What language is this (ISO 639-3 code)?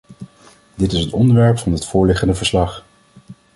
nld